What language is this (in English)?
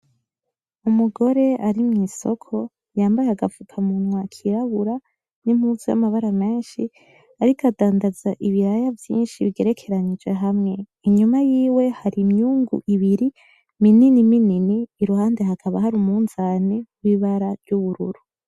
Rundi